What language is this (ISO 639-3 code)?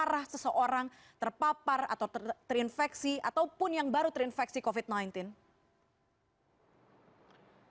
ind